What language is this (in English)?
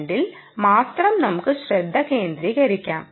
Malayalam